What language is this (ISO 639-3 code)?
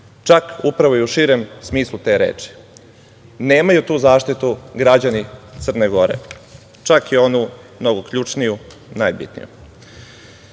srp